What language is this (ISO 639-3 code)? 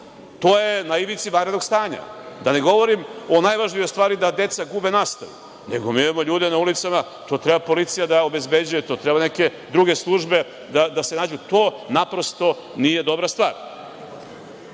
srp